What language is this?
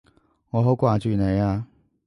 Cantonese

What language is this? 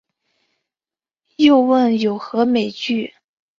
Chinese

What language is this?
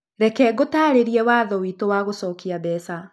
Kikuyu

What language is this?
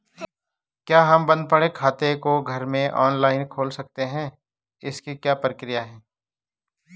Hindi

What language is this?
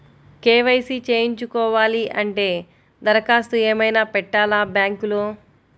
Telugu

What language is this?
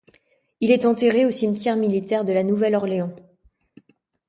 French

